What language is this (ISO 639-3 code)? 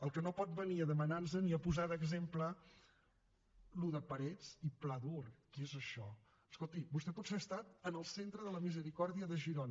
cat